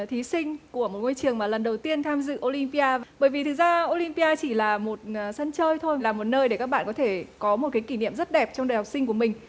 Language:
Vietnamese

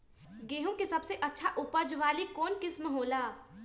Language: Magahi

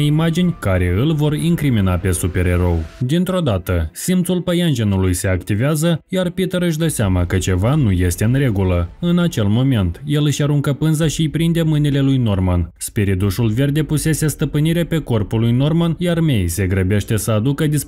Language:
Romanian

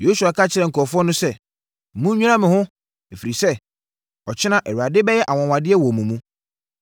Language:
Akan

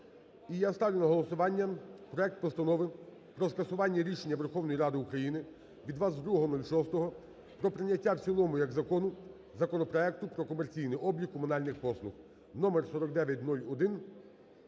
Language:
Ukrainian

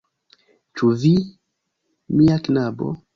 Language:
Esperanto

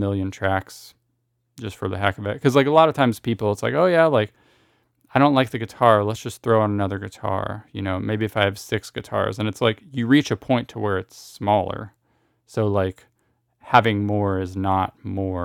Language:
English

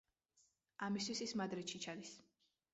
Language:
Georgian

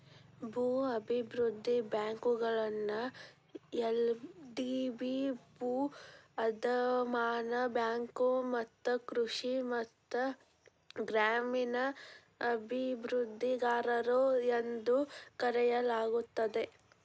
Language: Kannada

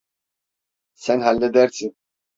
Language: Turkish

